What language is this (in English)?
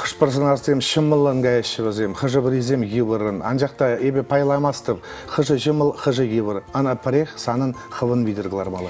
Russian